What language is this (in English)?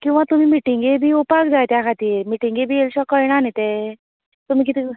Konkani